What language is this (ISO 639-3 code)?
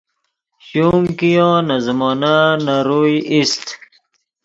ydg